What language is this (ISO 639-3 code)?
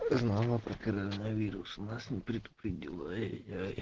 rus